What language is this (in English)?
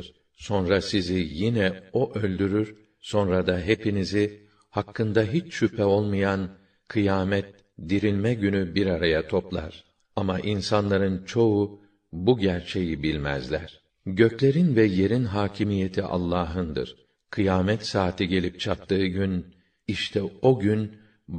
Turkish